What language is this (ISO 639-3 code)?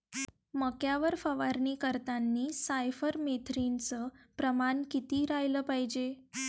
mar